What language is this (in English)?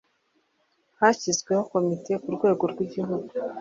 Kinyarwanda